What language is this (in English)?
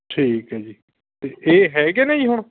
Punjabi